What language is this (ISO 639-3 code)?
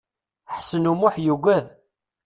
kab